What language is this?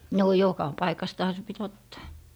Finnish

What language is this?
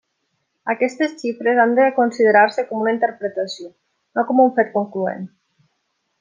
Catalan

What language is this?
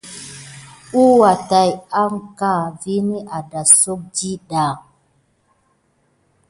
Gidar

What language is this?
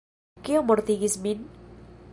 Esperanto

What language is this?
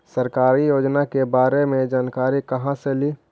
Magahi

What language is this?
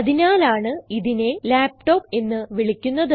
Malayalam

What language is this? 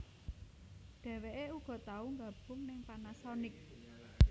Javanese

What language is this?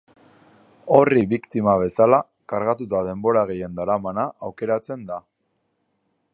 Basque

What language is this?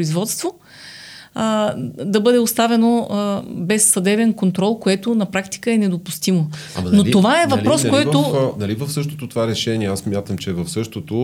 Bulgarian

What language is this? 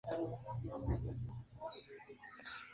Spanish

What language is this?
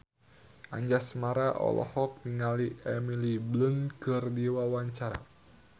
Sundanese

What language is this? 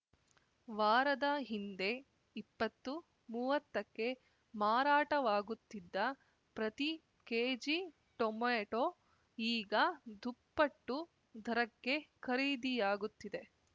Kannada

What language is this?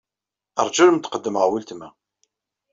Kabyle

